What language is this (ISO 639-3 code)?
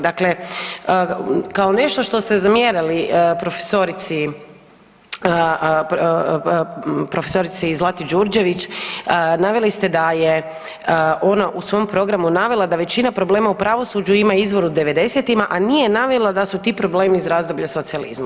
hrv